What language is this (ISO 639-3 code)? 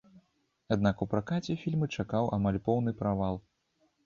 bel